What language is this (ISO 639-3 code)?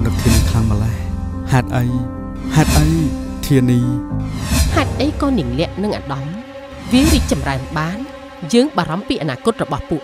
tha